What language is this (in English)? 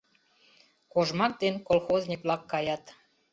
Mari